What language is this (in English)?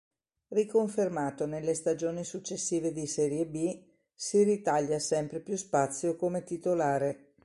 Italian